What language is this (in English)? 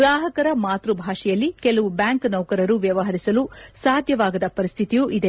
Kannada